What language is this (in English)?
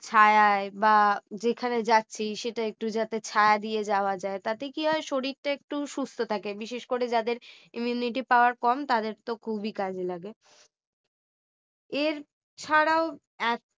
Bangla